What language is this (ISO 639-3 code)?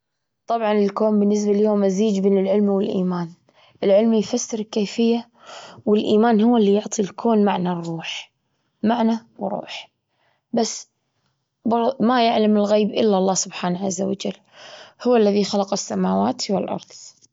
afb